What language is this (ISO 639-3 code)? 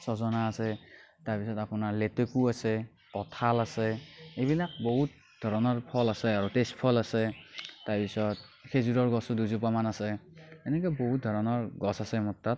asm